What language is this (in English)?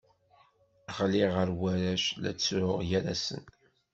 Kabyle